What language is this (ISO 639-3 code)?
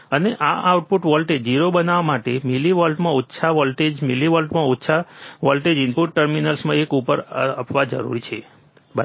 guj